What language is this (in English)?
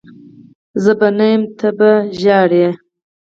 Pashto